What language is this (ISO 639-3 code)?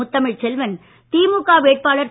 tam